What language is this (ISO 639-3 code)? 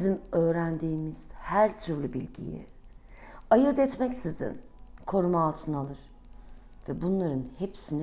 tur